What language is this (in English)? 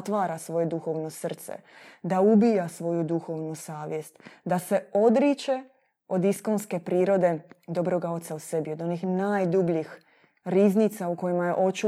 Croatian